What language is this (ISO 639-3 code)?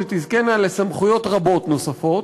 heb